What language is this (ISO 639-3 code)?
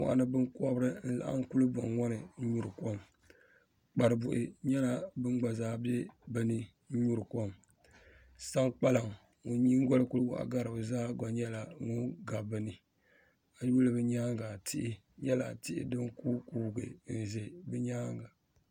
dag